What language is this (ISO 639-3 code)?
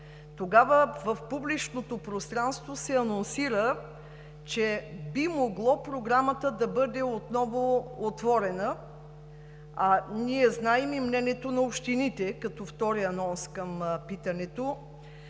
bul